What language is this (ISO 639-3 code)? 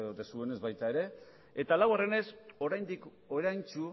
eus